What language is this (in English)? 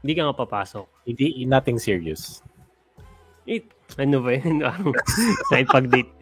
Filipino